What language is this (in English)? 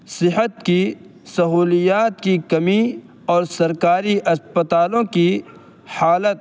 Urdu